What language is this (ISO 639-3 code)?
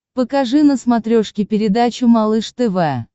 rus